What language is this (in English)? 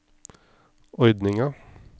Norwegian